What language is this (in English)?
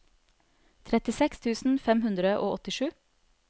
Norwegian